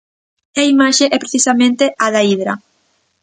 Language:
Galician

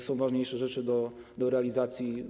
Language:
Polish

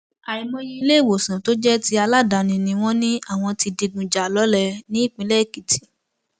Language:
Yoruba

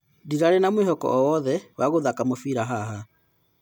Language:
Kikuyu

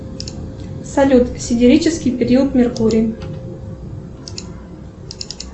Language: Russian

